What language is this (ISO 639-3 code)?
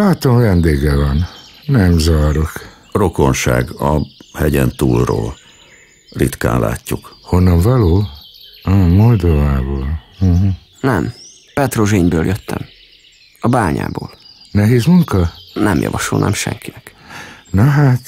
hun